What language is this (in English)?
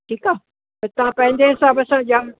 Sindhi